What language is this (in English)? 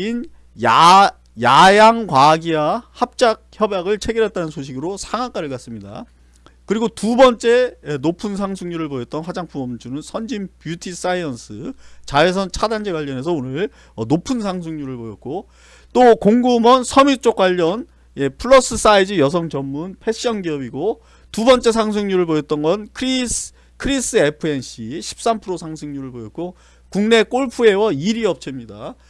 Korean